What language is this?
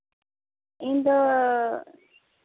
Santali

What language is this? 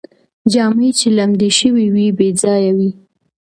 Pashto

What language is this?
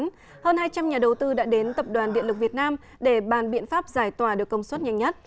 Vietnamese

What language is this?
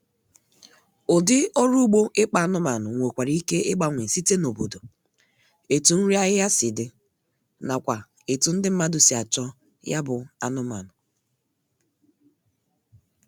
Igbo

